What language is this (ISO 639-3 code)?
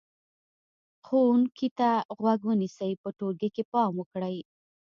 pus